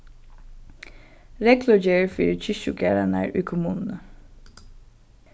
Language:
Faroese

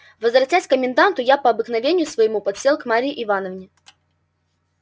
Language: Russian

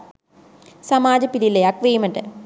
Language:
Sinhala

